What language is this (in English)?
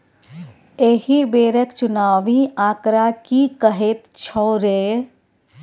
Maithili